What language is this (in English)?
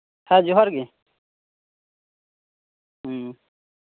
Santali